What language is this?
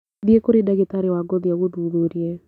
Kikuyu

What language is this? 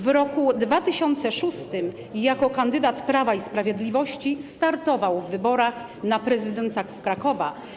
Polish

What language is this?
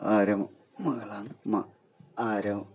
Malayalam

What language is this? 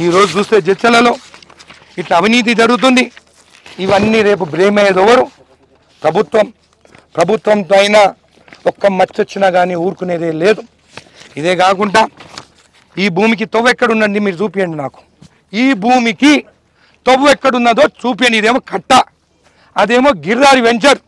Telugu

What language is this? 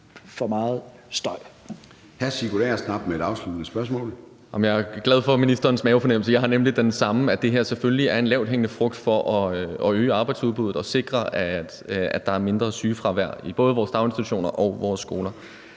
Danish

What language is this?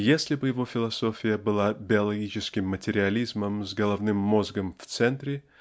Russian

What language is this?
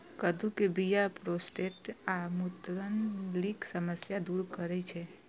Maithili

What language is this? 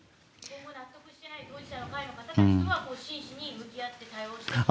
Japanese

